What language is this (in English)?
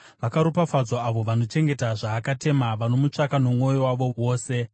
Shona